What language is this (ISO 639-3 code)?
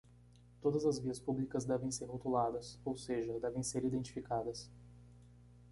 por